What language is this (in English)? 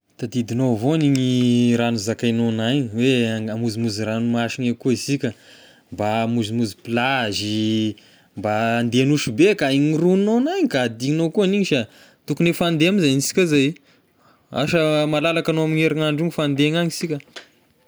Tesaka Malagasy